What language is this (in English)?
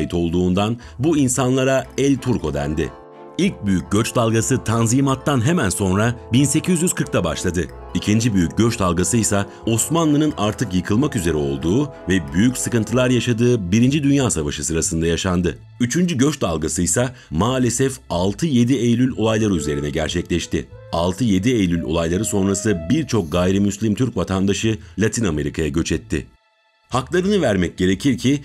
Turkish